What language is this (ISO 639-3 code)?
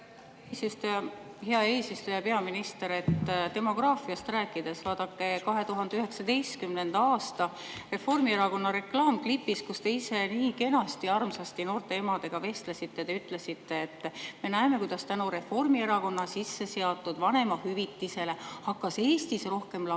est